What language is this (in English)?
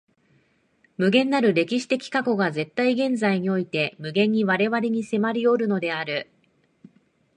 Japanese